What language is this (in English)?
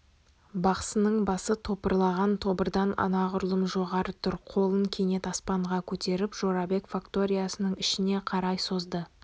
Kazakh